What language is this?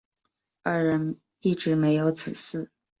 Chinese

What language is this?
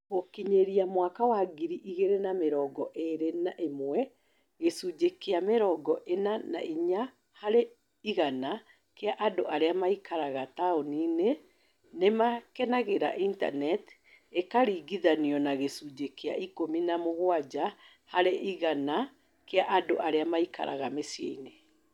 Kikuyu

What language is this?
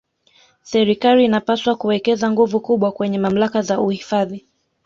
Swahili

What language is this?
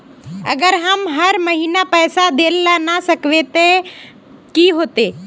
Magahi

